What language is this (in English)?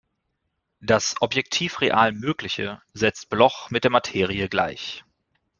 German